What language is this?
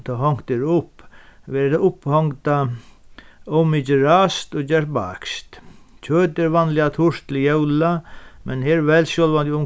Faroese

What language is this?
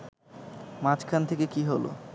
Bangla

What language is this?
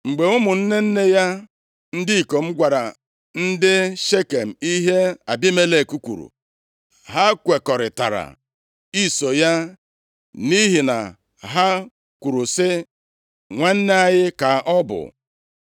Igbo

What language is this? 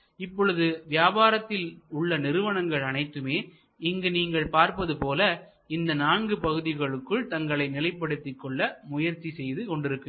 Tamil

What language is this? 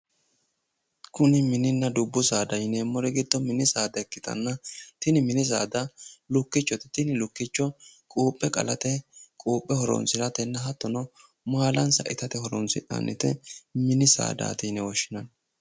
Sidamo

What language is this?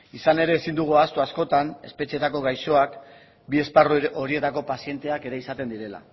Basque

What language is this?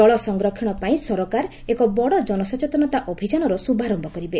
Odia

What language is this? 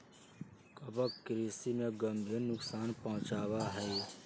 Magahi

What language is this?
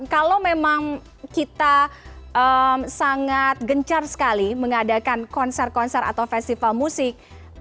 Indonesian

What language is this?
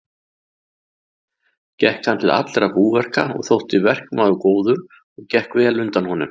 Icelandic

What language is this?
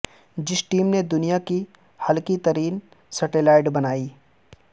Urdu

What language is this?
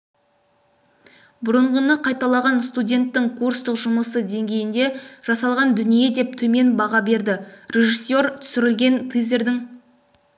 Kazakh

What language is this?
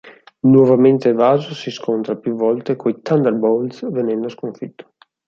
Italian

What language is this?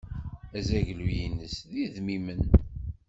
Kabyle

